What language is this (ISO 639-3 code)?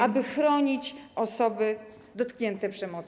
pol